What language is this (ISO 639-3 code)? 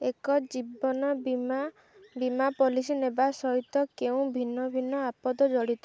ori